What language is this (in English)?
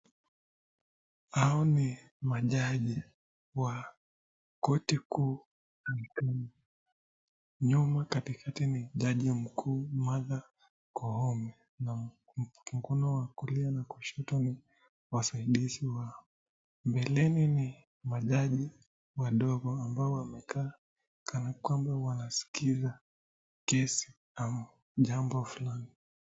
Swahili